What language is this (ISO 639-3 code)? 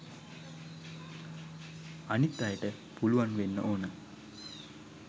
sin